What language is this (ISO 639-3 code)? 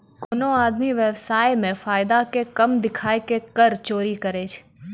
mai